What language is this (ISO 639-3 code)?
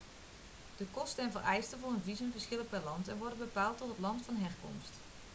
nld